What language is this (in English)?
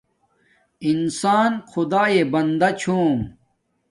Domaaki